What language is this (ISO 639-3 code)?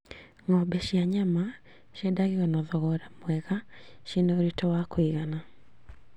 kik